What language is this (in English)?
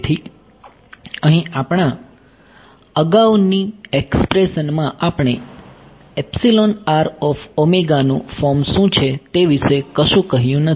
Gujarati